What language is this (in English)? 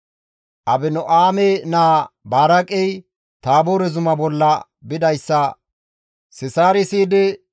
Gamo